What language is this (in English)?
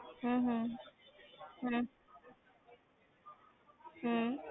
Punjabi